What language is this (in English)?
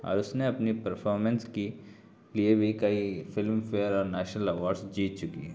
Urdu